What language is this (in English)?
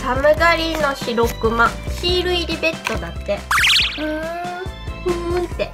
Japanese